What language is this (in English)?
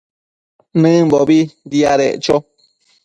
Matsés